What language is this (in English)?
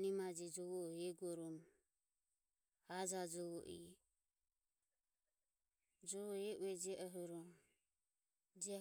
Ömie